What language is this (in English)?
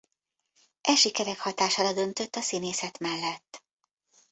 Hungarian